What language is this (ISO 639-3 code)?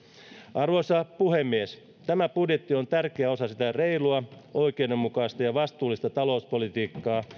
fin